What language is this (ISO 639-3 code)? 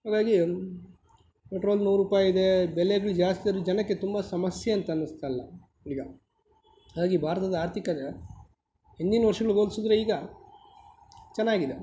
kan